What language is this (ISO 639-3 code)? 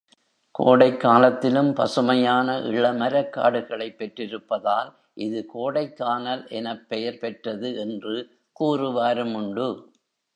tam